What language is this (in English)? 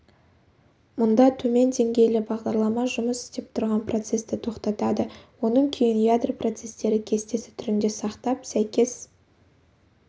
Kazakh